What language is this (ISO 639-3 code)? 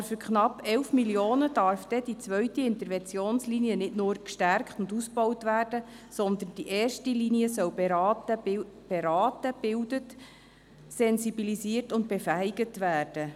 gsw